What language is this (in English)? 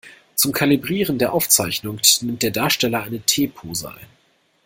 German